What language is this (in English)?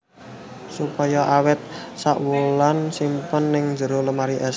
Javanese